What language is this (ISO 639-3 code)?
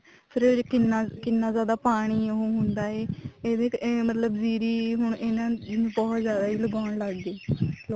pan